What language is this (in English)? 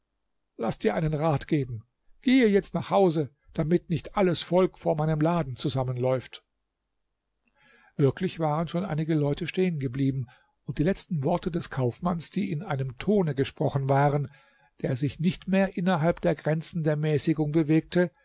German